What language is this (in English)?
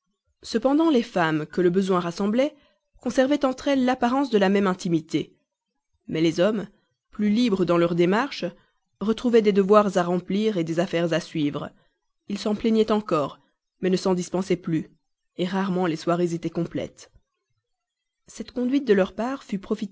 French